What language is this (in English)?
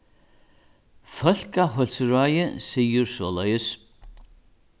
Faroese